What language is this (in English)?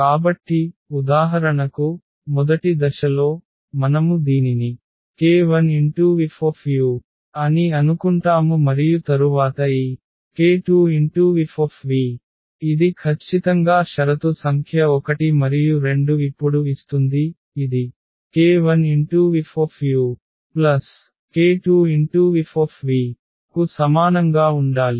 Telugu